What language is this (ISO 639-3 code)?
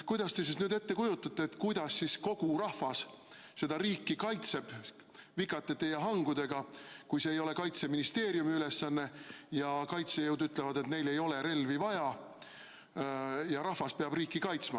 est